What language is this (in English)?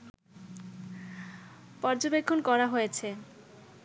Bangla